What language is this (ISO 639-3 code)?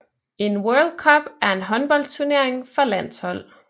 dan